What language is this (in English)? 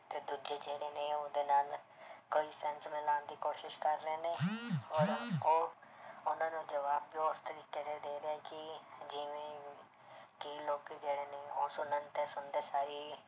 Punjabi